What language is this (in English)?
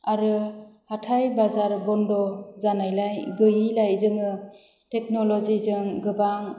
Bodo